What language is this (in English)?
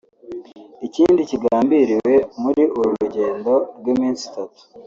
Kinyarwanda